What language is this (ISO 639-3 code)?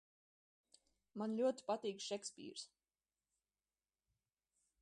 lav